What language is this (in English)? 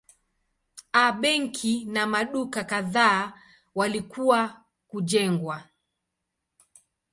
Swahili